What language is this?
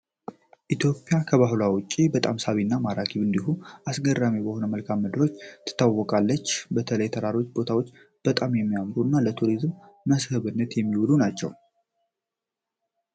Amharic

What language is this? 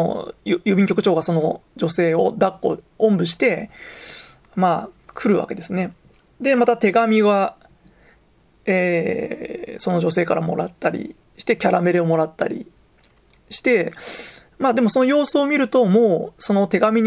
Japanese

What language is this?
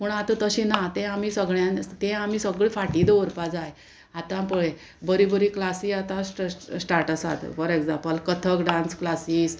Konkani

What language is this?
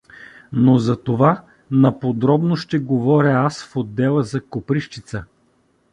Bulgarian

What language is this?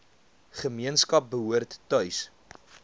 Afrikaans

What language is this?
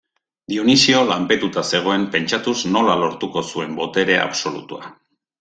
Basque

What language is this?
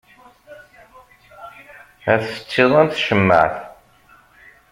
Kabyle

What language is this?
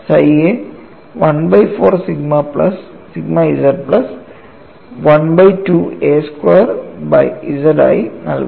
Malayalam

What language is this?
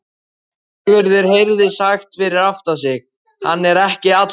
Icelandic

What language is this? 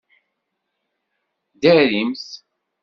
Kabyle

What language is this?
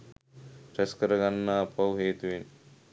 Sinhala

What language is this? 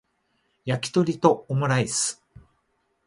Japanese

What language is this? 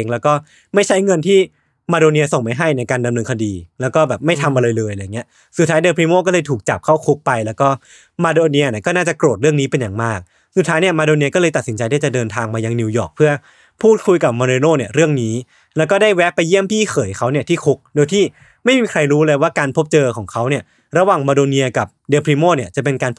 Thai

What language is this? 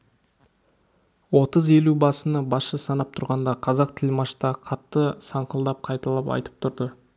Kazakh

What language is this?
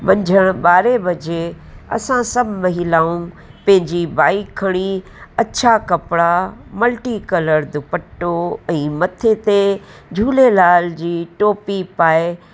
Sindhi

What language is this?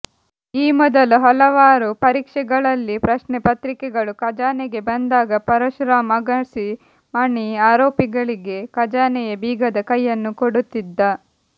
Kannada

